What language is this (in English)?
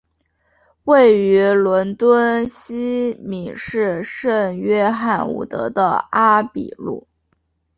Chinese